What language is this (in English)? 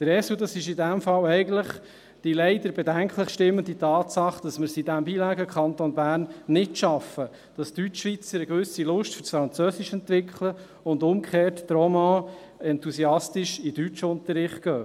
Swiss German